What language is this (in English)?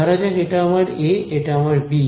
Bangla